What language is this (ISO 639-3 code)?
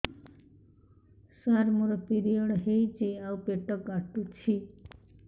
ori